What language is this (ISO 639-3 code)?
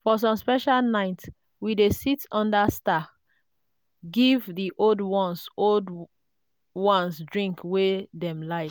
pcm